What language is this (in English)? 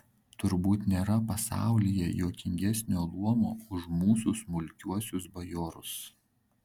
Lithuanian